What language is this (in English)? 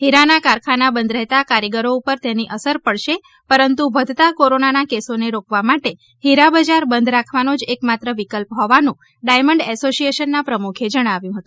Gujarati